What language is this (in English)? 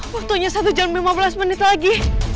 Indonesian